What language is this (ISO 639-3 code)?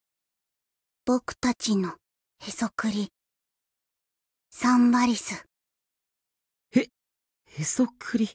jpn